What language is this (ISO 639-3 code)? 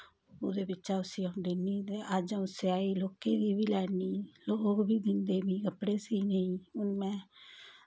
doi